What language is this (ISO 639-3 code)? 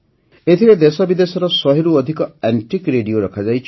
ori